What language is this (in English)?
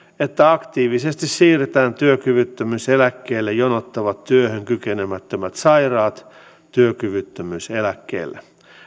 Finnish